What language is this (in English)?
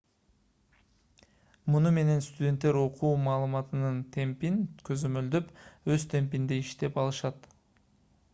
Kyrgyz